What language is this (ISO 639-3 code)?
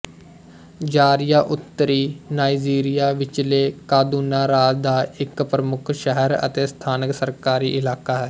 pan